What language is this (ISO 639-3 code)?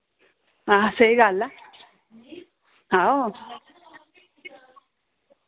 doi